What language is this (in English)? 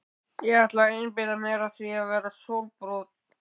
Icelandic